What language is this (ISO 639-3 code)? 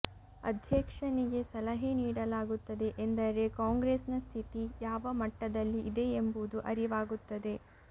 kan